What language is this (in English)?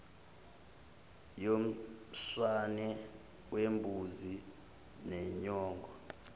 Zulu